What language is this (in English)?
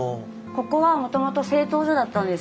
Japanese